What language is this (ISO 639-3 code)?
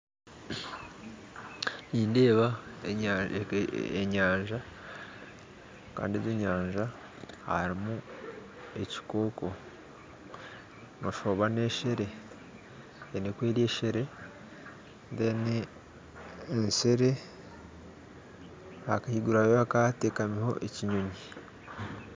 nyn